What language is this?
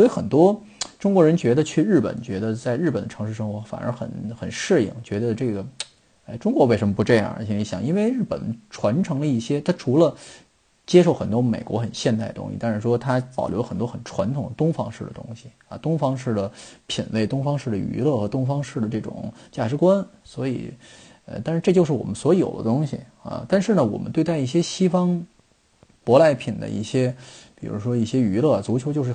Chinese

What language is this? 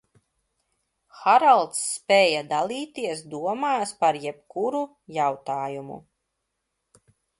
Latvian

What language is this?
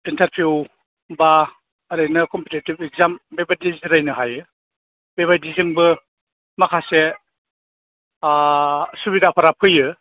Bodo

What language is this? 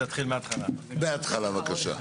Hebrew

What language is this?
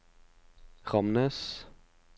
Norwegian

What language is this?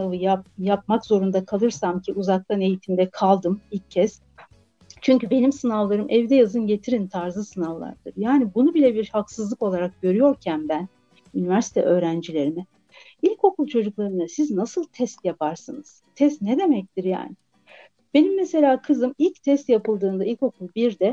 Turkish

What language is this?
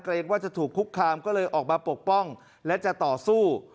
Thai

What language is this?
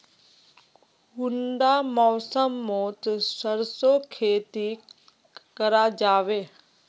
Magahi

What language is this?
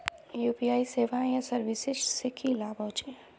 Magahi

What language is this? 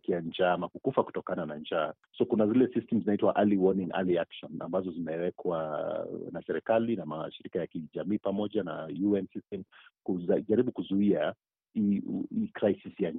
Swahili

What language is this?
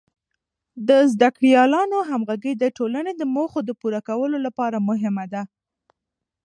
Pashto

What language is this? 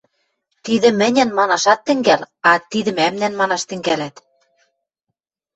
Western Mari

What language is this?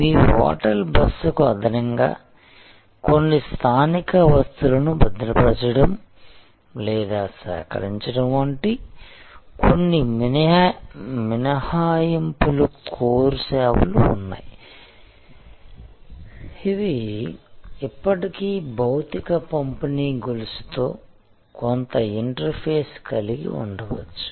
Telugu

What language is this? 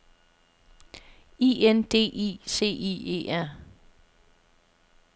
Danish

